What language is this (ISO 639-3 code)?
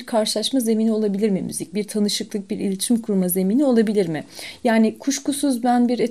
tur